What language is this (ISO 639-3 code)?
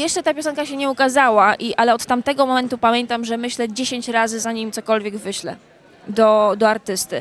pol